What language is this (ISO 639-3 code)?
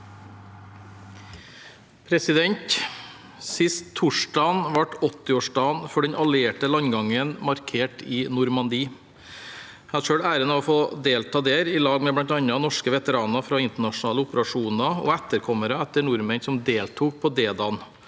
nor